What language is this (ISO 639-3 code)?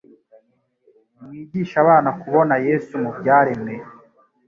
kin